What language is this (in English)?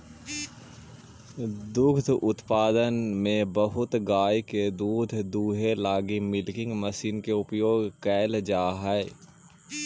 Magahi